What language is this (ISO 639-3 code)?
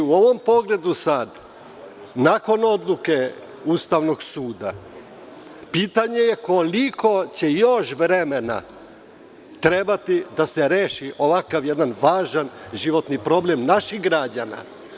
srp